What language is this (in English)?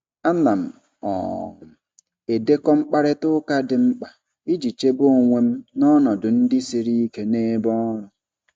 Igbo